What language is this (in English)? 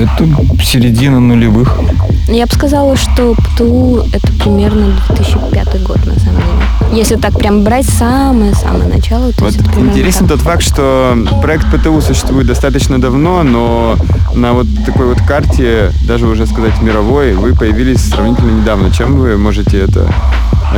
Russian